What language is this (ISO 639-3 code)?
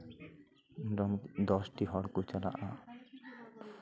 sat